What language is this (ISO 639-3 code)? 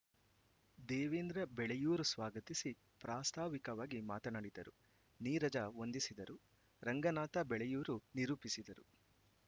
kan